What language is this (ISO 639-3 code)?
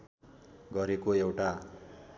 nep